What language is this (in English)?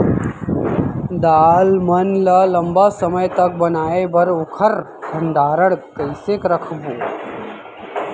Chhattisgarhi